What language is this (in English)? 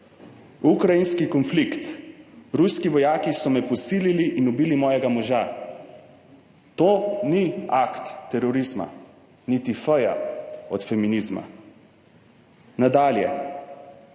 Slovenian